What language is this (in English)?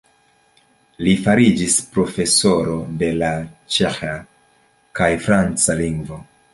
Esperanto